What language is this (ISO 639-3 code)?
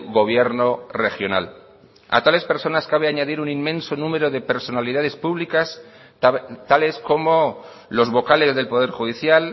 spa